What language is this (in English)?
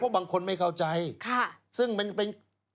Thai